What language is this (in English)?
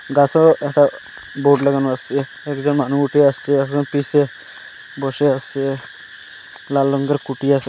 Bangla